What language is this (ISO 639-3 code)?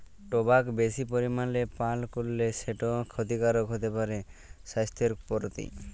ben